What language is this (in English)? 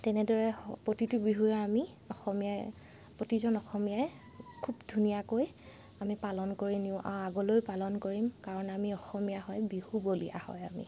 Assamese